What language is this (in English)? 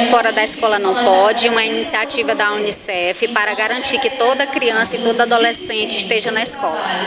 Portuguese